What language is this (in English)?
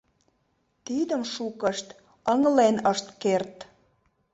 Mari